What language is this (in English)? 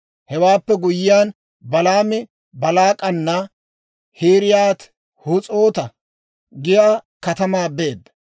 Dawro